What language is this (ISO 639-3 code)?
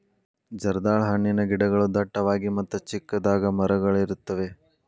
kan